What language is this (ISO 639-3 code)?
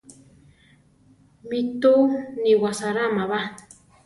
tar